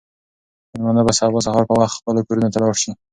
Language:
Pashto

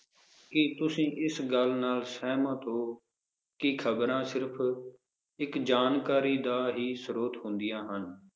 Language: Punjabi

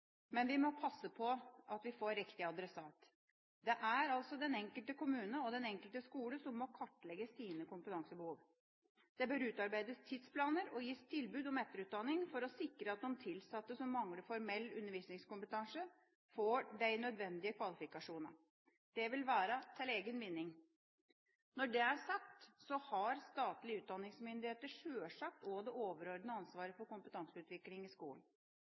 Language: Norwegian Bokmål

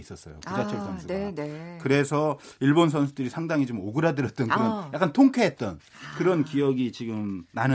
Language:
Korean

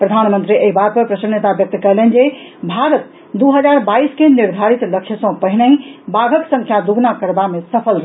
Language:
Maithili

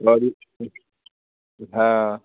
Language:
Hindi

